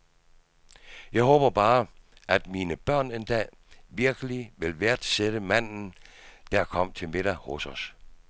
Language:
Danish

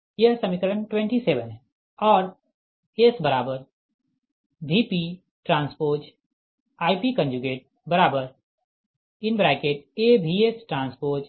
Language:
Hindi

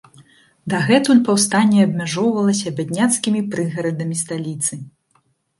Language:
Belarusian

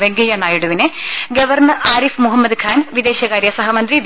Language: Malayalam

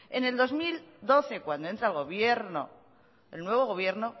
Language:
Spanish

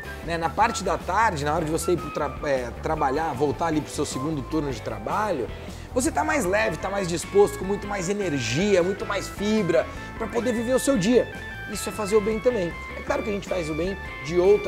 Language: Portuguese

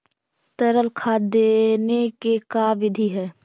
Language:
Magahi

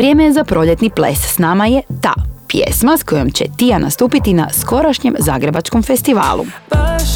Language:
Croatian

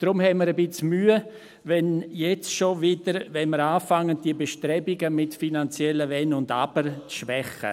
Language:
Swiss German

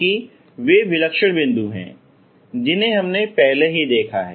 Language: Hindi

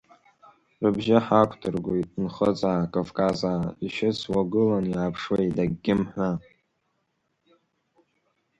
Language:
Abkhazian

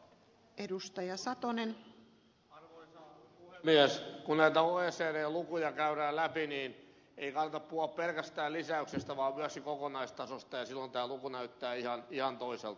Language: Finnish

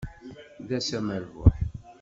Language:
Kabyle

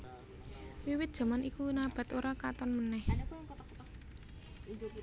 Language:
Javanese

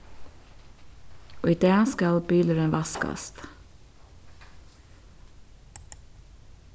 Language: Faroese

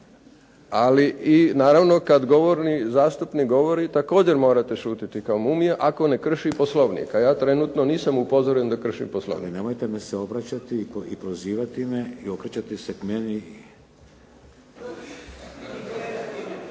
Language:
Croatian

